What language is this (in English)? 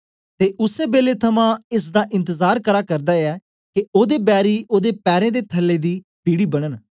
Dogri